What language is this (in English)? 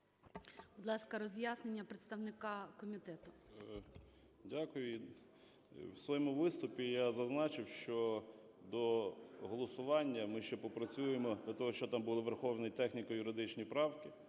Ukrainian